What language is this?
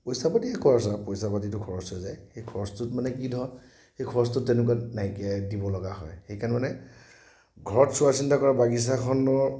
Assamese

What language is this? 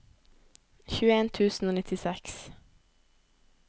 Norwegian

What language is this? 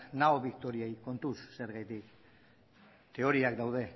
Basque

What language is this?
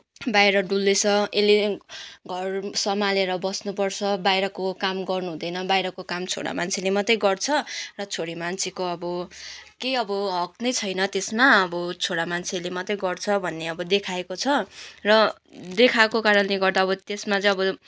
Nepali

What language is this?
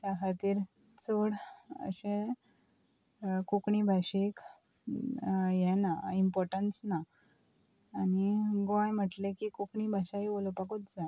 Konkani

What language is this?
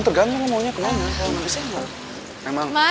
Indonesian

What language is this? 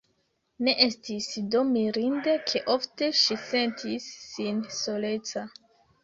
Esperanto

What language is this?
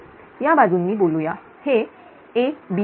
Marathi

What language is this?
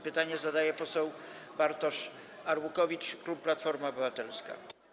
Polish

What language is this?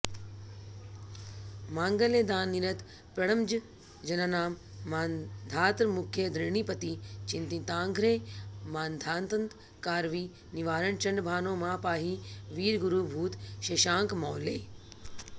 Sanskrit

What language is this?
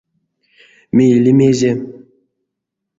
Erzya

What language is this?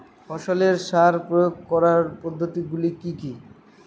Bangla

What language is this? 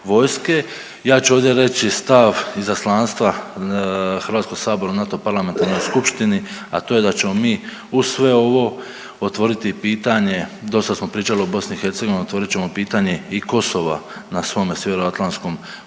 Croatian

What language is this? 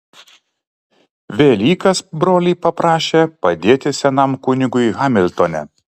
Lithuanian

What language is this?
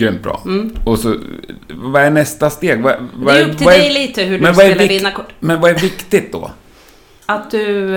Swedish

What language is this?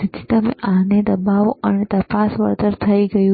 Gujarati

